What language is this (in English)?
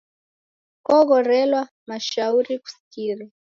Taita